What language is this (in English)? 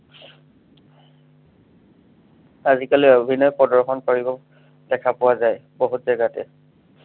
Assamese